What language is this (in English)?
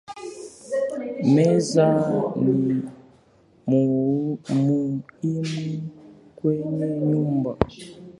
Swahili